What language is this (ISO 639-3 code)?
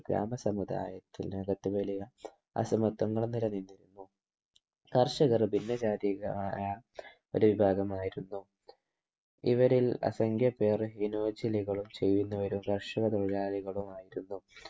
mal